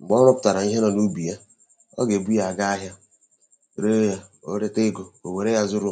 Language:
Igbo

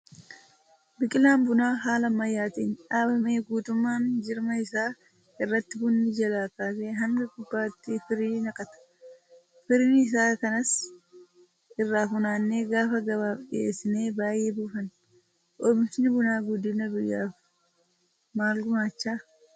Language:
Oromo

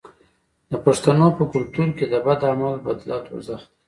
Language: Pashto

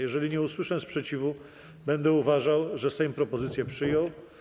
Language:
Polish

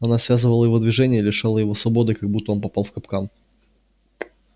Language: Russian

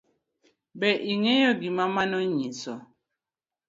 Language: Luo (Kenya and Tanzania)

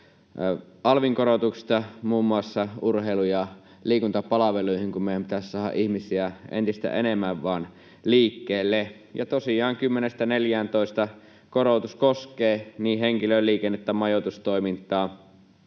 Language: Finnish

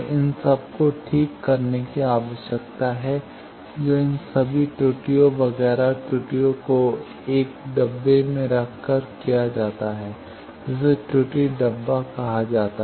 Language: Hindi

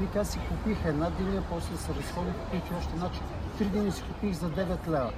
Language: Bulgarian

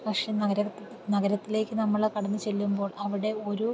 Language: Malayalam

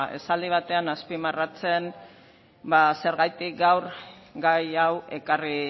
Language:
Basque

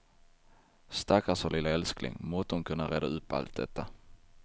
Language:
Swedish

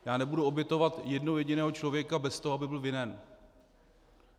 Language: Czech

